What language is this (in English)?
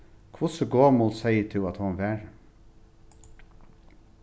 Faroese